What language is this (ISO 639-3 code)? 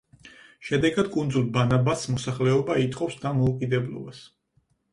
kat